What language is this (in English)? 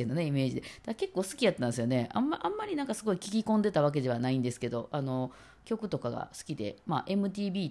Japanese